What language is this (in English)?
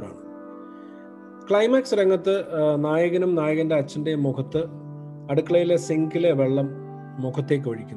Malayalam